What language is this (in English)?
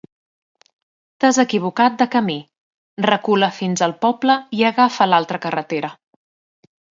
Catalan